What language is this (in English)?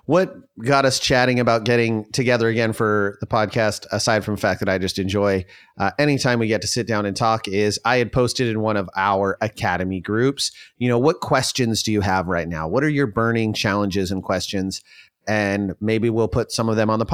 English